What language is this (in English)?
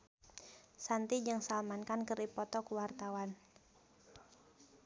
Sundanese